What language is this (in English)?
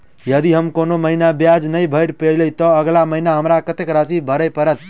Maithili